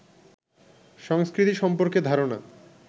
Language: Bangla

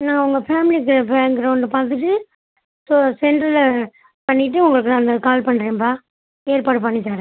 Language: Tamil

